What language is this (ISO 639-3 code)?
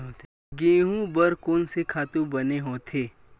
hne